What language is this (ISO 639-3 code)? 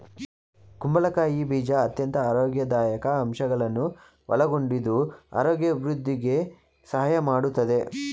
kan